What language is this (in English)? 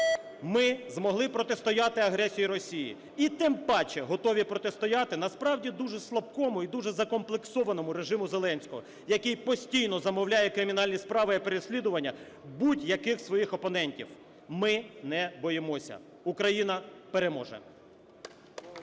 Ukrainian